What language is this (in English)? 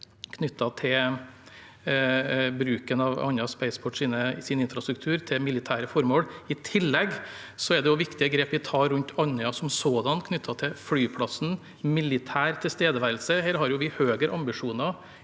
Norwegian